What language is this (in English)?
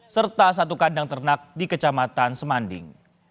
Indonesian